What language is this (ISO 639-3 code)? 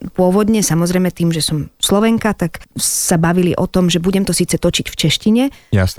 slk